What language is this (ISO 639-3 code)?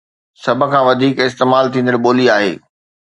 snd